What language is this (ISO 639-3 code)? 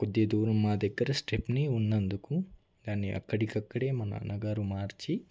tel